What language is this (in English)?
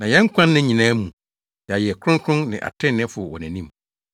Akan